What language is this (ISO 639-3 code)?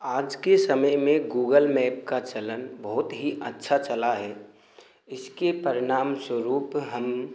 hin